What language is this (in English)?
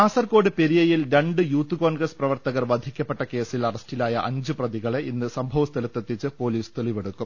Malayalam